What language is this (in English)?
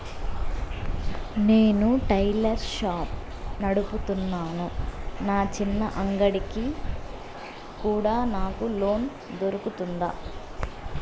Telugu